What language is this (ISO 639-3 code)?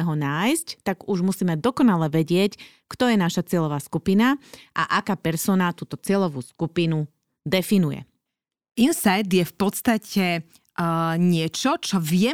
slk